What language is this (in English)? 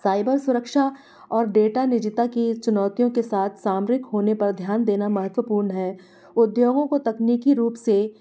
Hindi